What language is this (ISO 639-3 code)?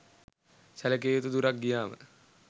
sin